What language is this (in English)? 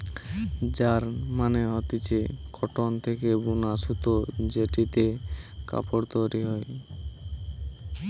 Bangla